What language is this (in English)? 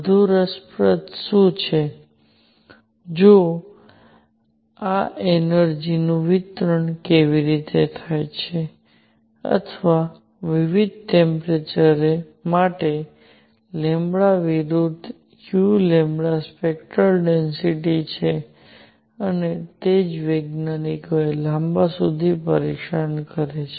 Gujarati